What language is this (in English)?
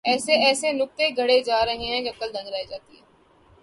Urdu